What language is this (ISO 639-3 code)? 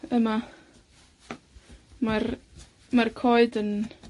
cym